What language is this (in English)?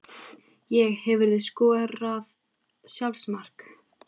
Icelandic